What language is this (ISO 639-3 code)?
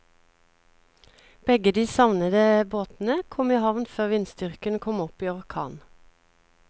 nor